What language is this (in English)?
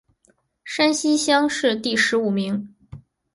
Chinese